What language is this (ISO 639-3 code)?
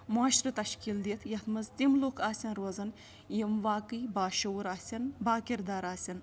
kas